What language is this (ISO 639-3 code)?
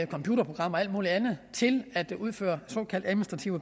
dan